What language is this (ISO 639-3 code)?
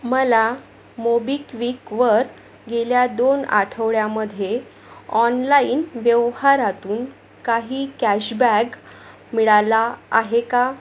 mar